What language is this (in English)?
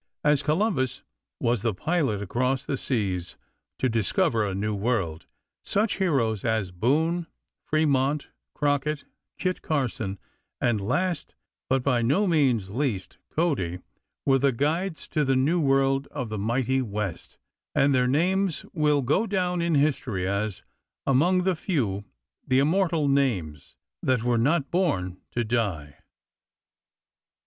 English